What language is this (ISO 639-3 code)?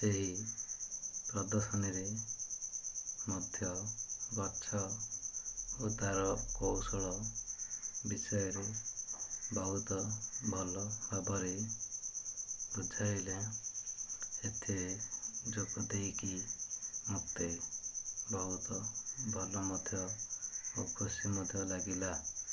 ori